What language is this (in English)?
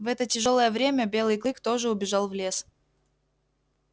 Russian